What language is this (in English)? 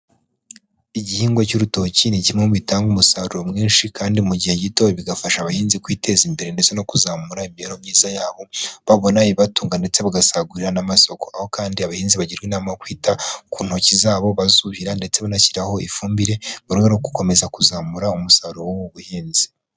Kinyarwanda